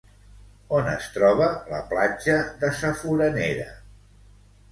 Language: Catalan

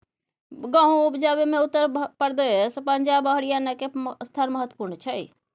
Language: Maithili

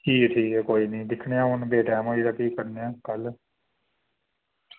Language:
Dogri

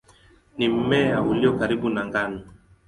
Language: Swahili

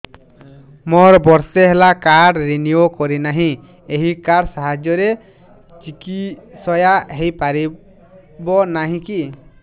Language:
Odia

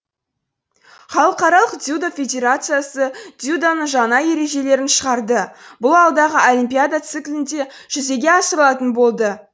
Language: Kazakh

